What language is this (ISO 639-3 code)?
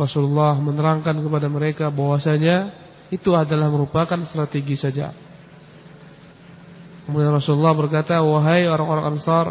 ind